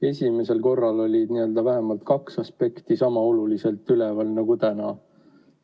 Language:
Estonian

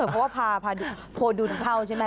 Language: Thai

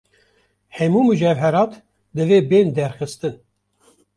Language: Kurdish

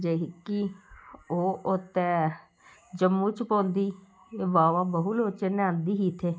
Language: Dogri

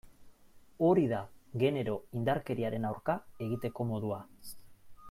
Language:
Basque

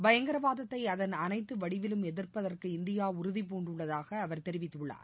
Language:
Tamil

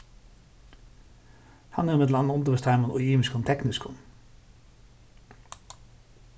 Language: Faroese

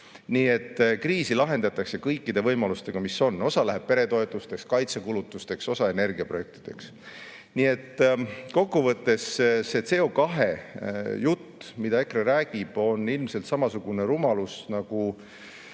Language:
Estonian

